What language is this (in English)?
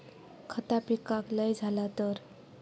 Marathi